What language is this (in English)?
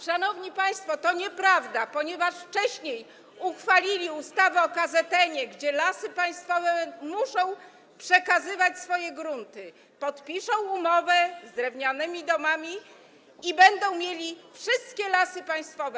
Polish